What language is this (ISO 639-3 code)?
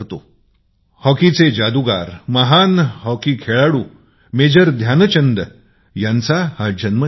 mar